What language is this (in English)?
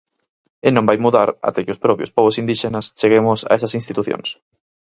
Galician